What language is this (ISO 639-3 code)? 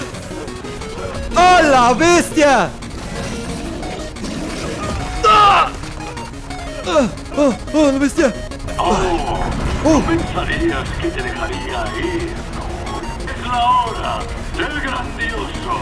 spa